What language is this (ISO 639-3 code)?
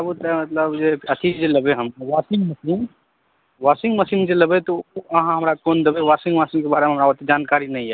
mai